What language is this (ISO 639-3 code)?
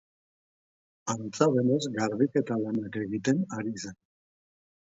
eus